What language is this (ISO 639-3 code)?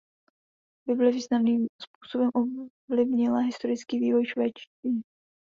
ces